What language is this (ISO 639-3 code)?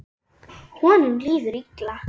isl